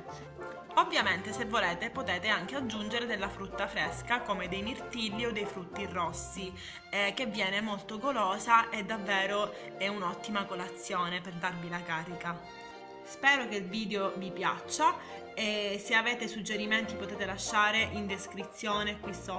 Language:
Italian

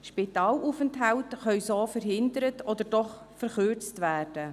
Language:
Swiss German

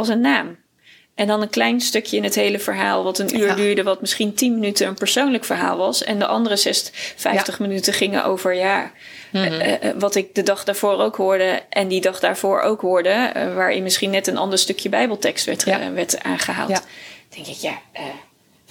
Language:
Dutch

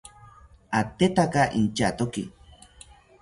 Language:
South Ucayali Ashéninka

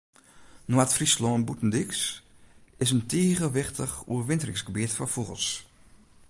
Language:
Western Frisian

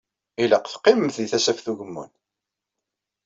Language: Kabyle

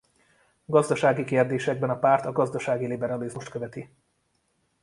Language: Hungarian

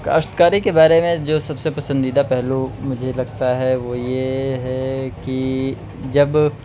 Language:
Urdu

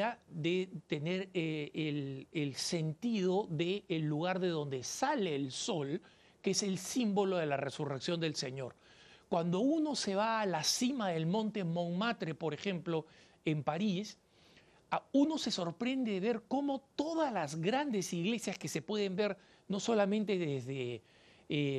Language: Spanish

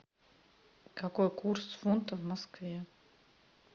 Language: Russian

